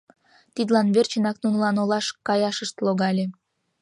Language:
Mari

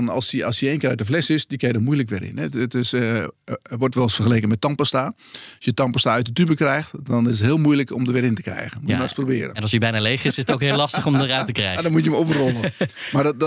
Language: Dutch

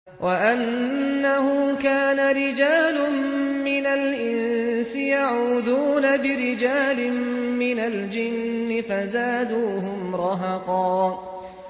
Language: Arabic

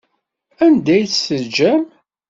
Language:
Kabyle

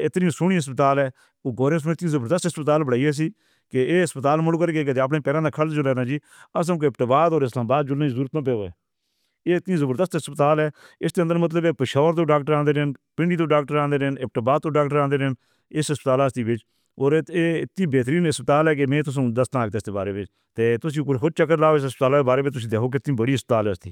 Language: Northern Hindko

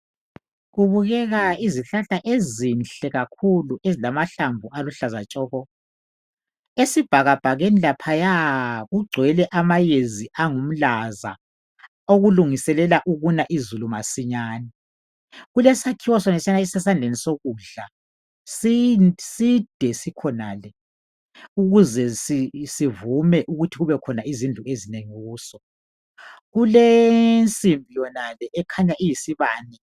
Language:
North Ndebele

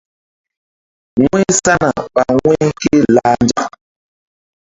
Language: Mbum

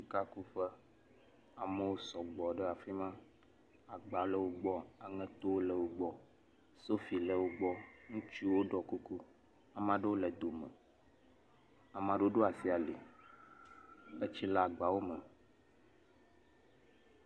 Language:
Ewe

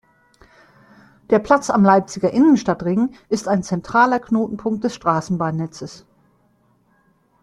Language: German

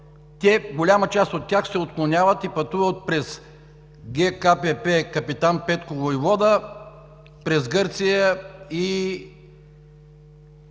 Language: Bulgarian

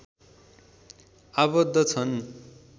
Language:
Nepali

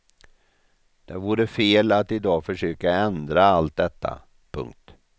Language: Swedish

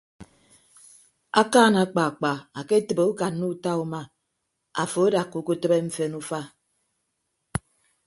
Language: Ibibio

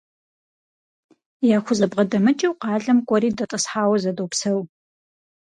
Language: Kabardian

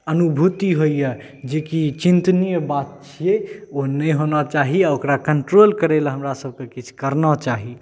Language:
Maithili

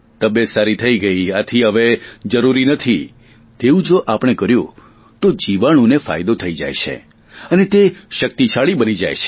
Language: Gujarati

